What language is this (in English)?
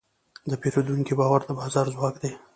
Pashto